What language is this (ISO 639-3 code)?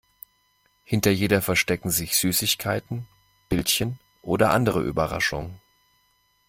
deu